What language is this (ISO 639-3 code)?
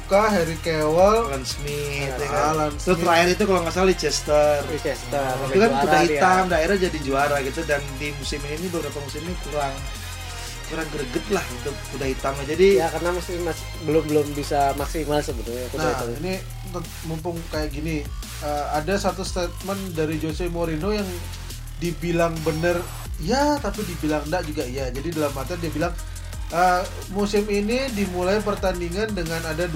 ind